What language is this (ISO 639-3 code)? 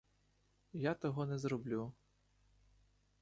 ukr